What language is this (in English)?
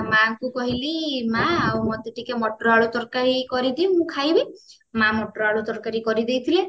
Odia